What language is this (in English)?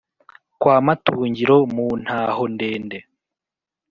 Kinyarwanda